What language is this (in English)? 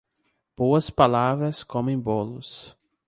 Portuguese